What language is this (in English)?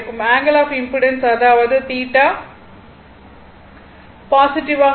Tamil